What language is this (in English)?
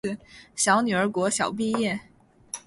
Chinese